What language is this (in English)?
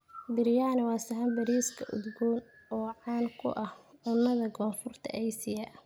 Somali